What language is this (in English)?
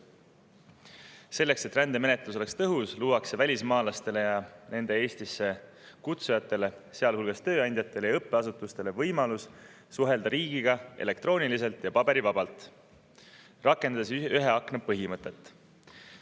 Estonian